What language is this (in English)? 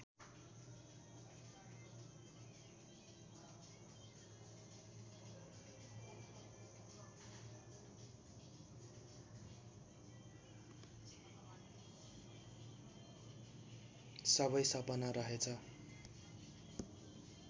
Nepali